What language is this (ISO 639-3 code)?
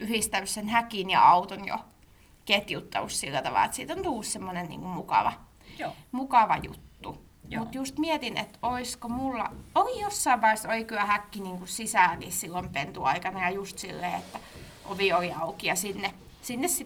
fin